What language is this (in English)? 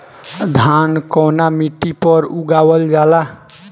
Bhojpuri